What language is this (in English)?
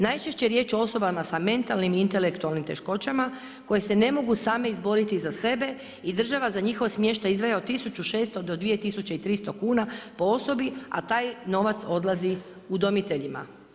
Croatian